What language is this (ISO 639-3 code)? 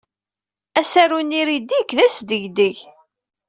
kab